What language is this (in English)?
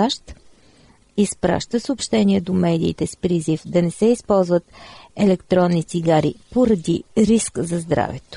Bulgarian